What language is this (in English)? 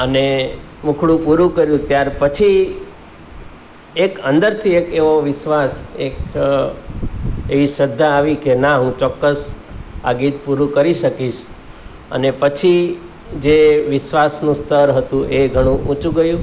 Gujarati